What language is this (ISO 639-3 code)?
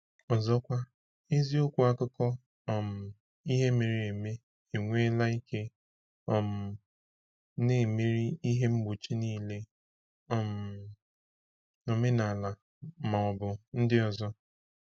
ibo